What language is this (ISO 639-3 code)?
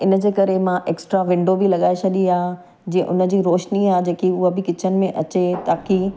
snd